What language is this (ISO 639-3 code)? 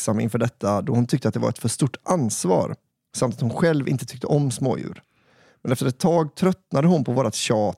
swe